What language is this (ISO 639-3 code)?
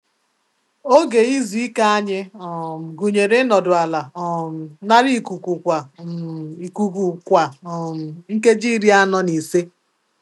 ibo